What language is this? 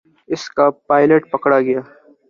Urdu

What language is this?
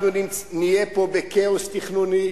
Hebrew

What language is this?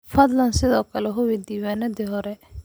Somali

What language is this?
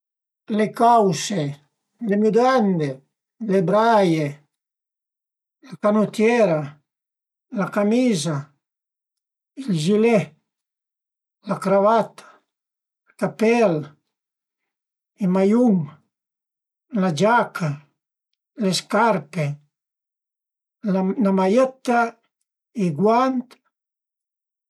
Piedmontese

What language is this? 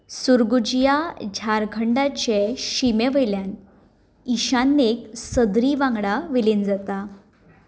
Konkani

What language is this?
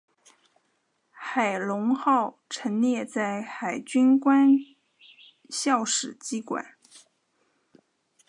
Chinese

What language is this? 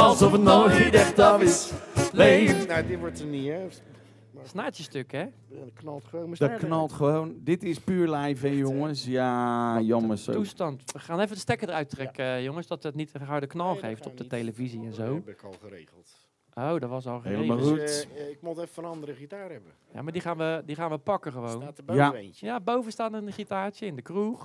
Dutch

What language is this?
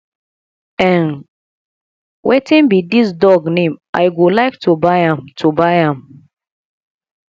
Nigerian Pidgin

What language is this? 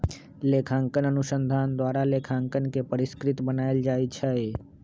Magahi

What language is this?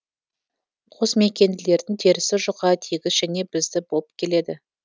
Kazakh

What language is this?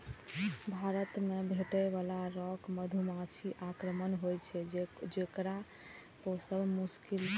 Maithili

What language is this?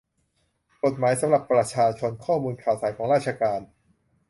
Thai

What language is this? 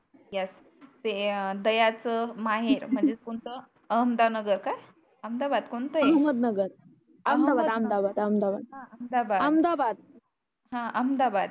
Marathi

